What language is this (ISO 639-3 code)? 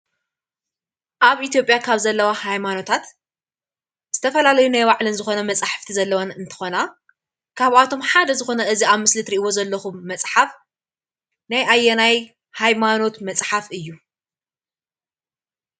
tir